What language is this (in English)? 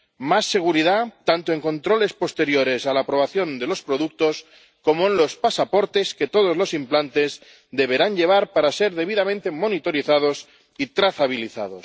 Spanish